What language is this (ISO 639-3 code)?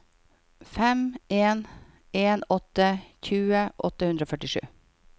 nor